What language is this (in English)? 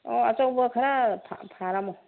Manipuri